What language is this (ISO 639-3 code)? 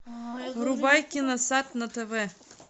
rus